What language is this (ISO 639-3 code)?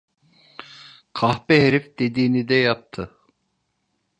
tur